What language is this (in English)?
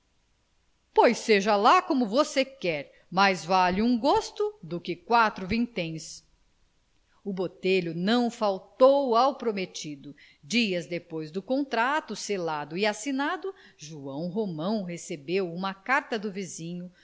Portuguese